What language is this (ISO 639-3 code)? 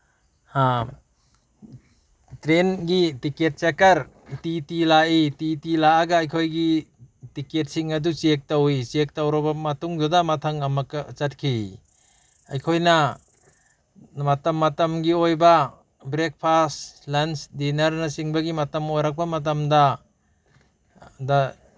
mni